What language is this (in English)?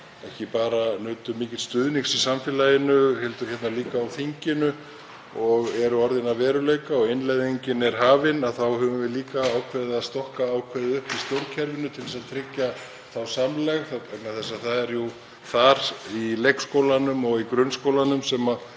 Icelandic